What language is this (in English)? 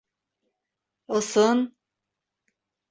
Bashkir